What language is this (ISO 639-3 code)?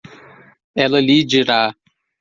por